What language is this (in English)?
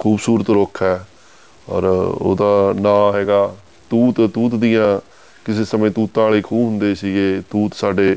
Punjabi